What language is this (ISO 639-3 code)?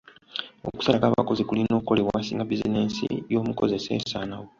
lug